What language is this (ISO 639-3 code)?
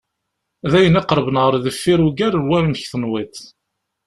kab